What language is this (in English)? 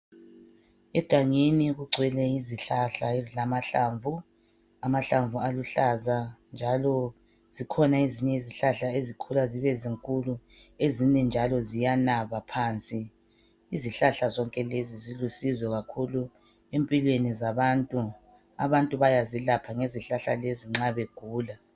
North Ndebele